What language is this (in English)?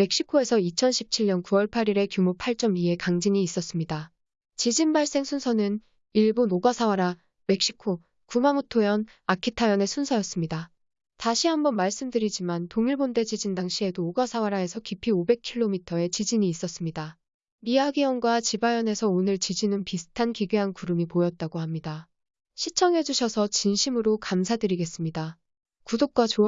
Korean